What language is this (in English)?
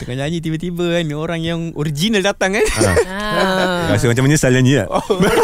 Malay